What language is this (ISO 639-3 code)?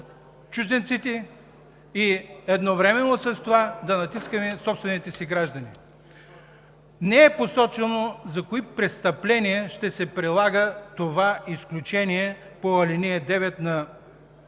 bul